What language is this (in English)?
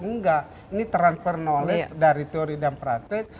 Indonesian